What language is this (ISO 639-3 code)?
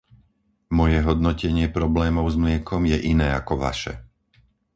slk